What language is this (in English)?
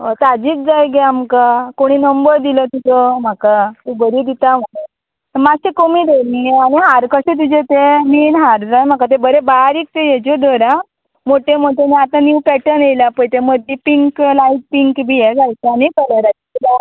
Konkani